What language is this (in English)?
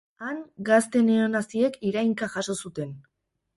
Basque